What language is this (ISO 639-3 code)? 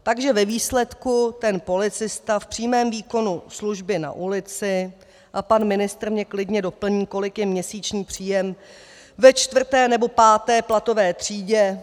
ces